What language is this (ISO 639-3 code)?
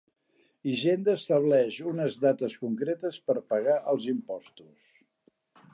cat